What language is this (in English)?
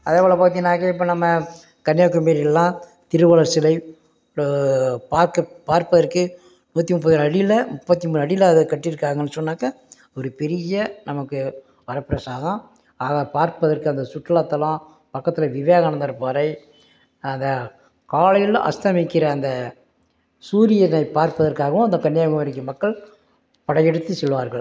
Tamil